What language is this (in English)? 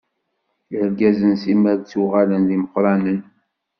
Kabyle